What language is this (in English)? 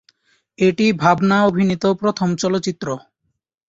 Bangla